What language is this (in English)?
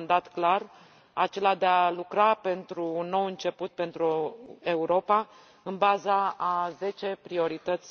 Romanian